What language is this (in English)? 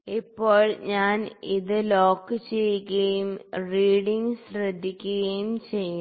Malayalam